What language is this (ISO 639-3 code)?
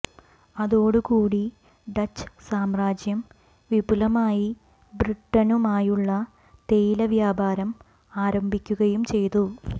mal